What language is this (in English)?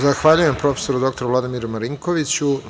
Serbian